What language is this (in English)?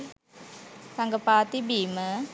Sinhala